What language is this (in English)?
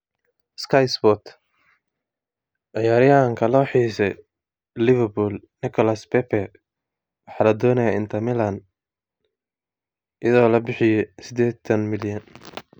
Somali